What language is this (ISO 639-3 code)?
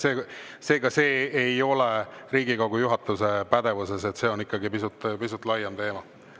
est